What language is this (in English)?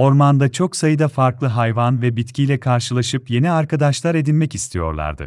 Turkish